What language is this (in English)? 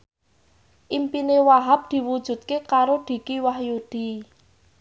Javanese